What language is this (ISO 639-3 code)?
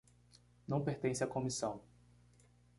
por